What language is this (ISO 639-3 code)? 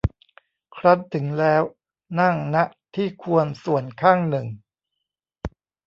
tha